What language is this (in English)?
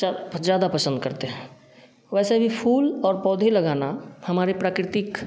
Hindi